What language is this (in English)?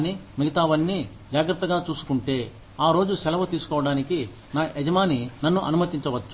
Telugu